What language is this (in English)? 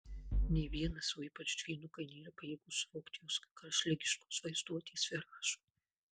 Lithuanian